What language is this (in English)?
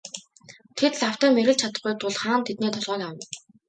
Mongolian